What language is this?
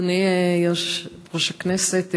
Hebrew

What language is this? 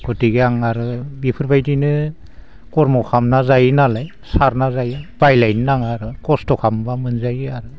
Bodo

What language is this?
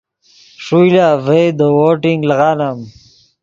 Yidgha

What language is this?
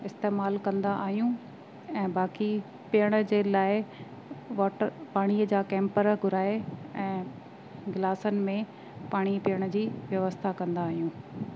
Sindhi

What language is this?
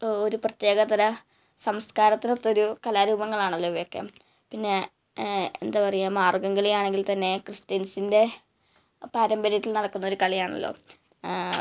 Malayalam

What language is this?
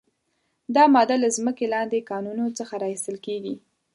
Pashto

